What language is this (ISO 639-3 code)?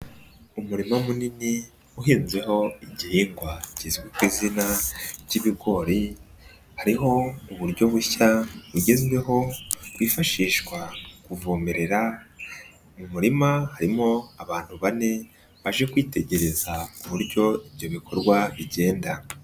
kin